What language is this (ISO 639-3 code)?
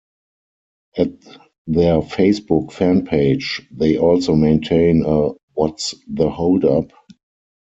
eng